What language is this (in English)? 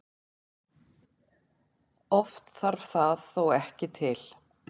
Icelandic